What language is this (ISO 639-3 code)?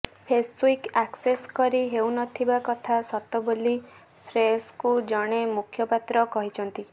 ori